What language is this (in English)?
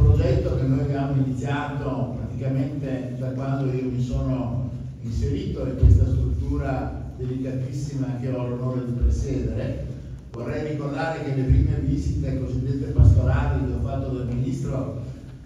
Italian